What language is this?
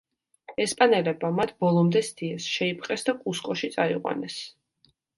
Georgian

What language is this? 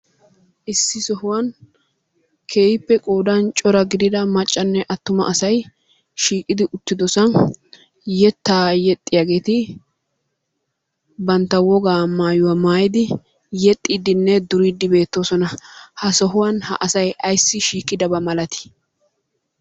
Wolaytta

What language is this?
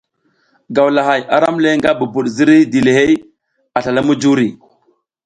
South Giziga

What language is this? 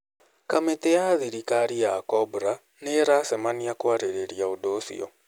Kikuyu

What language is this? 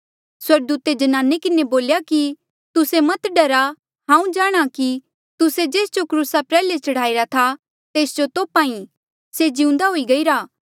Mandeali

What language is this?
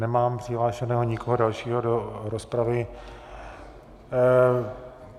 Czech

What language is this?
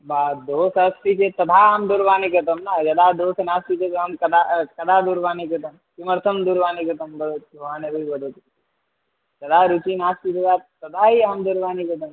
Sanskrit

